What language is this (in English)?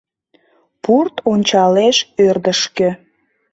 Mari